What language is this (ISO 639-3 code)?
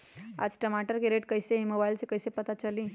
mag